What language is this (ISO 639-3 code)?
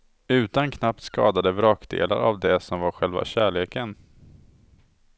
swe